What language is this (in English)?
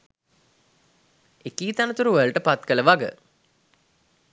Sinhala